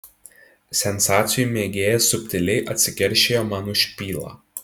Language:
Lithuanian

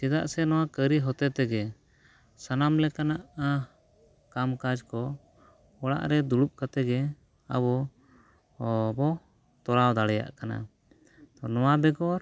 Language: Santali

